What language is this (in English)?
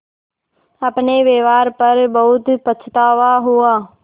Hindi